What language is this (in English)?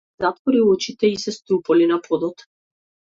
Macedonian